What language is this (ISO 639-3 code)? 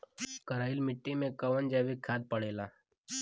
bho